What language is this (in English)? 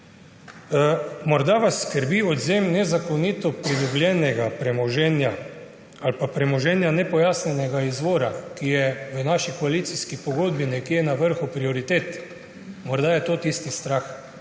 Slovenian